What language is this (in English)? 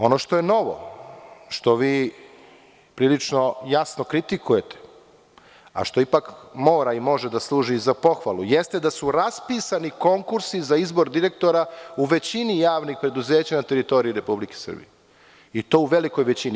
Serbian